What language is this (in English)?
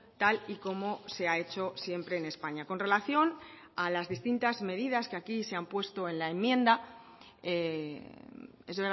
Spanish